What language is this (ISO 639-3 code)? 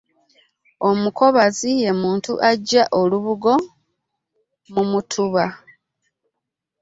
lug